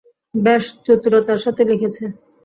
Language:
Bangla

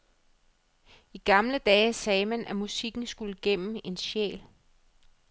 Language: Danish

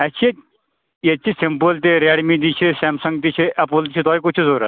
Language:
Kashmiri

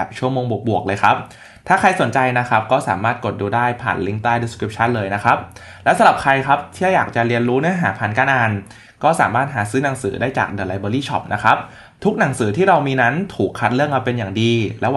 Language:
Thai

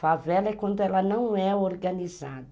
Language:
Portuguese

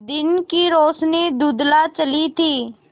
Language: Hindi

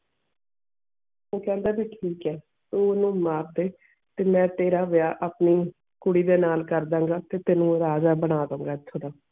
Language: Punjabi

